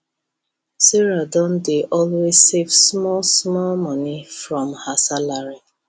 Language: Nigerian Pidgin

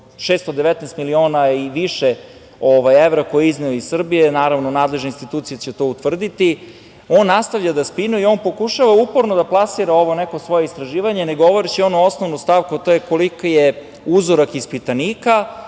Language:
Serbian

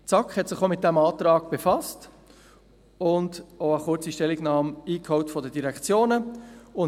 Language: Swiss German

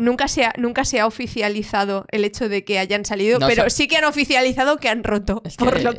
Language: Spanish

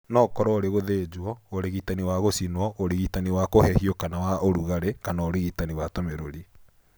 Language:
Kikuyu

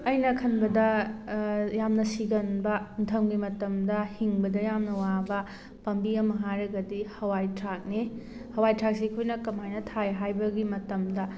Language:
Manipuri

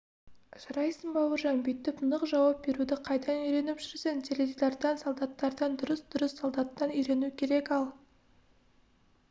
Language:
Kazakh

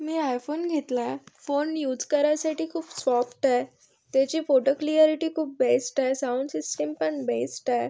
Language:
Marathi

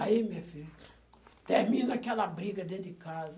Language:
Portuguese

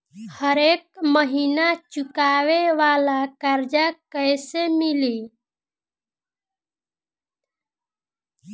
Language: Bhojpuri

